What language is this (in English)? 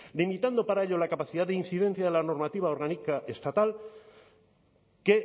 Spanish